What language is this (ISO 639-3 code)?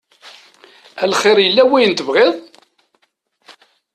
kab